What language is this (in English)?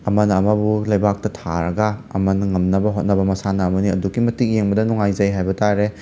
Manipuri